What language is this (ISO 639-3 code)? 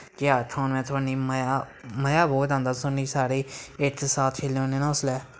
doi